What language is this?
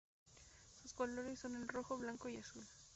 Spanish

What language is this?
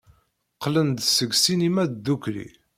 Kabyle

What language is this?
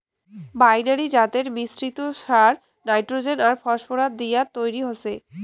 Bangla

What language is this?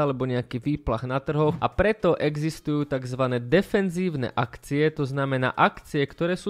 Slovak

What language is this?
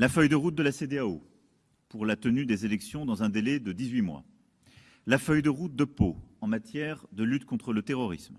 French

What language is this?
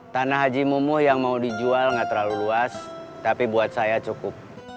Indonesian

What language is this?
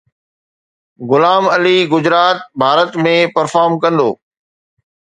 Sindhi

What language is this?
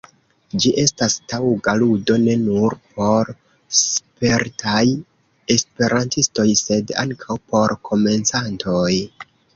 Esperanto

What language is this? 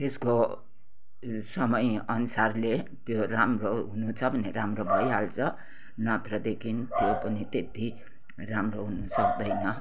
Nepali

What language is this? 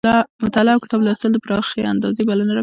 Pashto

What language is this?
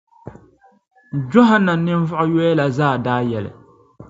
Dagbani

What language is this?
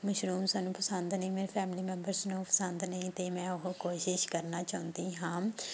Punjabi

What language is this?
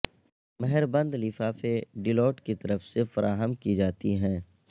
Urdu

